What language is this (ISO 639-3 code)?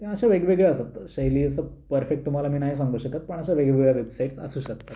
mar